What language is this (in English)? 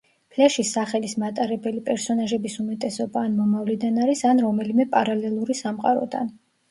Georgian